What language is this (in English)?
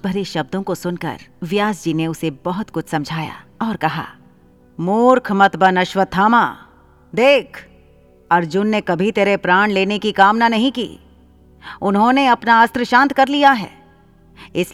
Hindi